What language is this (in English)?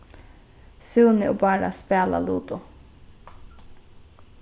Faroese